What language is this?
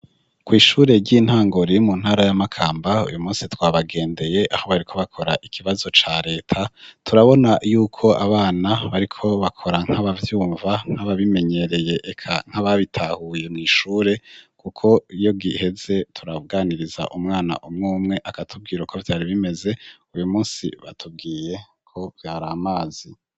Rundi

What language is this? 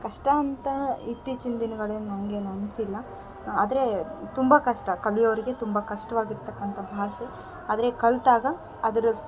Kannada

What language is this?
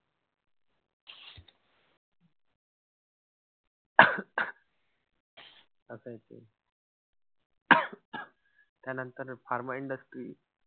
Marathi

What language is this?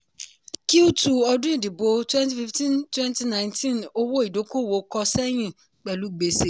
Yoruba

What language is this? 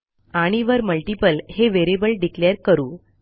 Marathi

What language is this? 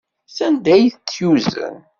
Kabyle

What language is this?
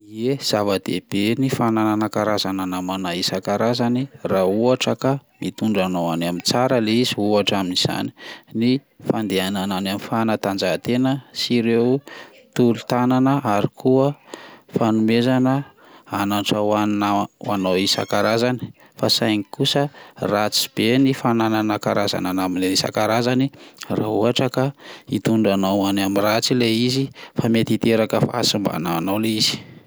Malagasy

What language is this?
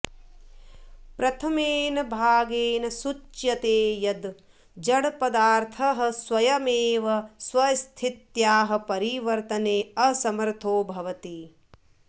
Sanskrit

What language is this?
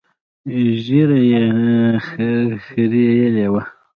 Pashto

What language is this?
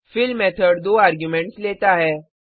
Hindi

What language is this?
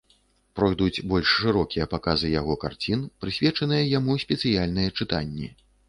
Belarusian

